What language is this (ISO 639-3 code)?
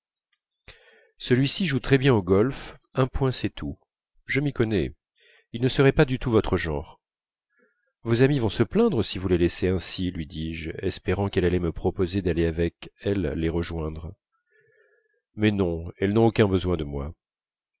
fra